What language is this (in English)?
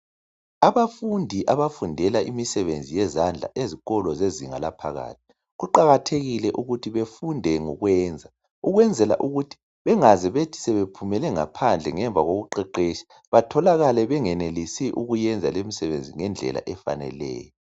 North Ndebele